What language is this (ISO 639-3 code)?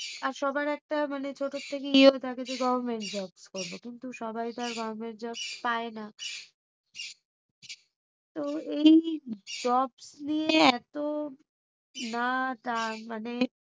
ben